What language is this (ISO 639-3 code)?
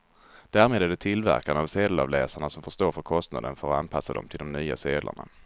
swe